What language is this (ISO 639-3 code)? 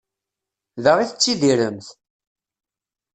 kab